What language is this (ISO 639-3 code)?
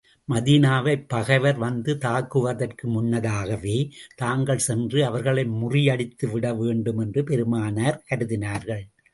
tam